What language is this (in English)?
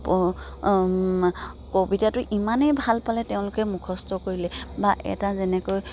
Assamese